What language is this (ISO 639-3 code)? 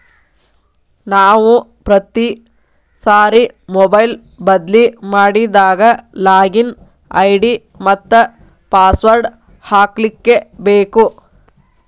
kan